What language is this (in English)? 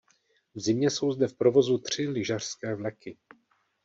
Czech